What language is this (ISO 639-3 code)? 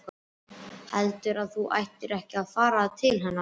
isl